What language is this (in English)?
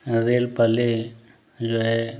Hindi